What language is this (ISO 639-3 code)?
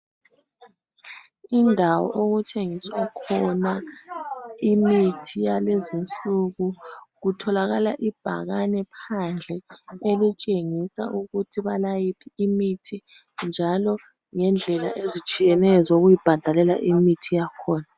nde